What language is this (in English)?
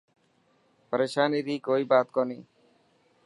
Dhatki